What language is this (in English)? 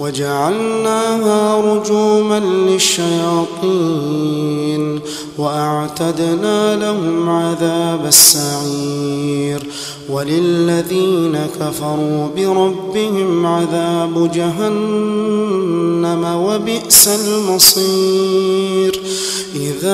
Arabic